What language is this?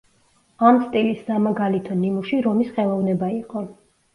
Georgian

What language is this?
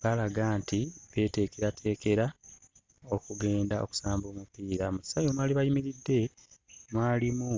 Ganda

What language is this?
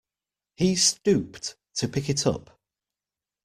English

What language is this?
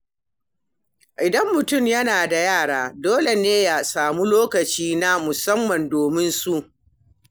Hausa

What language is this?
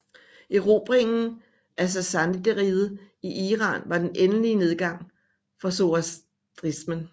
Danish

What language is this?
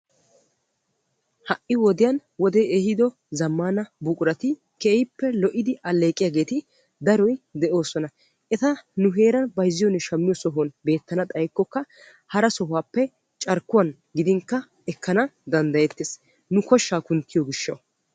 Wolaytta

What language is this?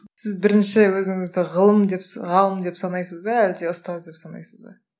Kazakh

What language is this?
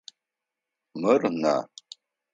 Adyghe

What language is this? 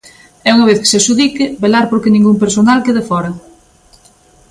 Galician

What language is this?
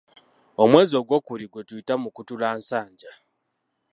Ganda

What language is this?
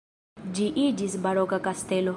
Esperanto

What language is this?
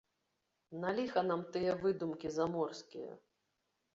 Belarusian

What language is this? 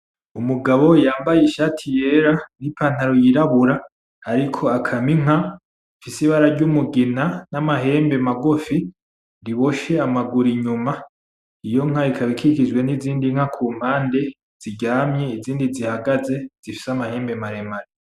Rundi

